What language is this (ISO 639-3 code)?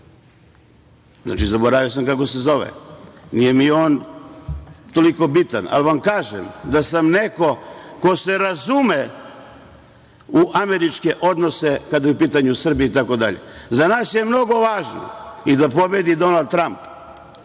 srp